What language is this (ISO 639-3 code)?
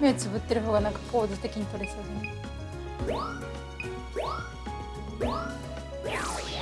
jpn